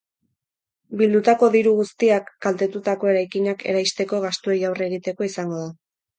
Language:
Basque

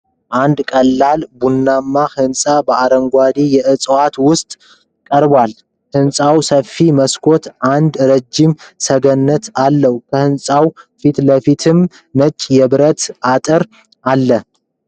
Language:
Amharic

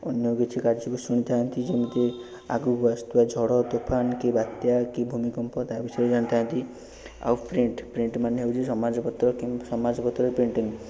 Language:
Odia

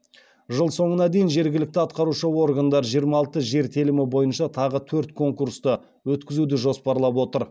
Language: Kazakh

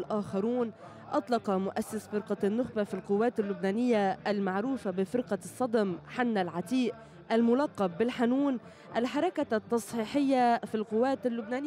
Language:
Arabic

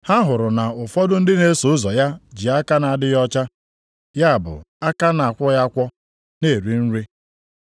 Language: Igbo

